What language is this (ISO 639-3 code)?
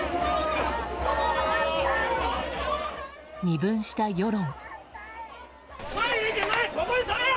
jpn